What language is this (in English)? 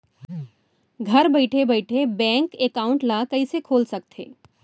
Chhattisgarhi